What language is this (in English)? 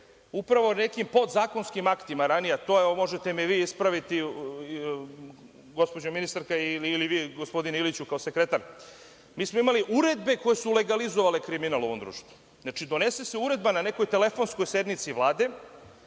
Serbian